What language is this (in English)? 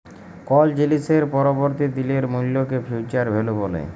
Bangla